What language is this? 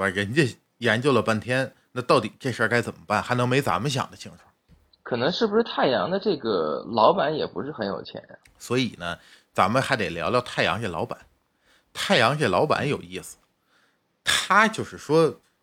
Chinese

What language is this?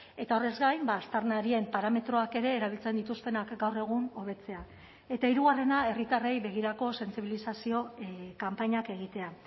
Basque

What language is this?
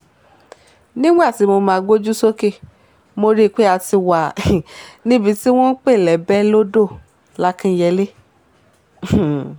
Yoruba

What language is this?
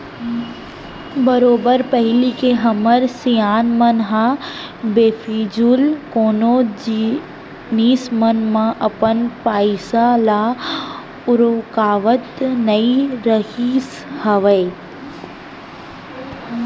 Chhattisgarhi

